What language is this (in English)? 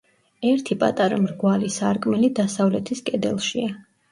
Georgian